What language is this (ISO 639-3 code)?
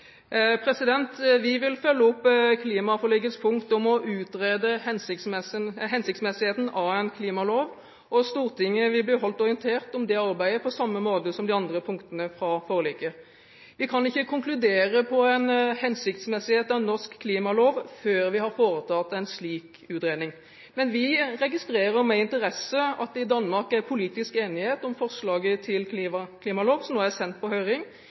nob